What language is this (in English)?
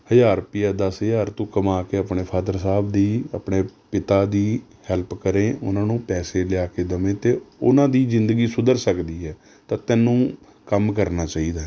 Punjabi